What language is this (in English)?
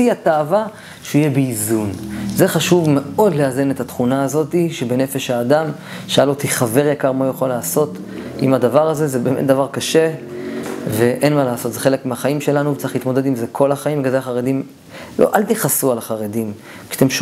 Hebrew